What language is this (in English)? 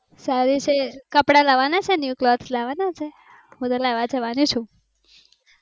Gujarati